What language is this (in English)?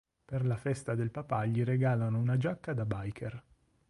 Italian